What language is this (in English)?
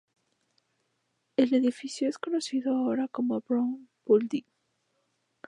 Spanish